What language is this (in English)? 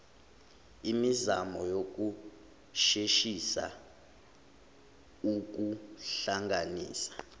Zulu